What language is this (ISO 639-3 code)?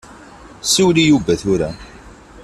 kab